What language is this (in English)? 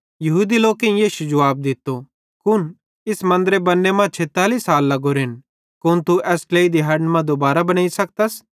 Bhadrawahi